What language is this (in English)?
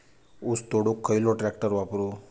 Marathi